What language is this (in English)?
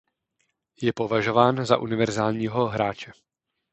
Czech